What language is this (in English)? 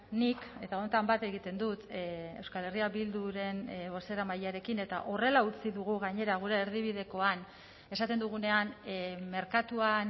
Basque